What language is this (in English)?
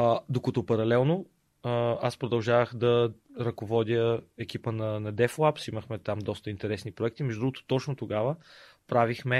Bulgarian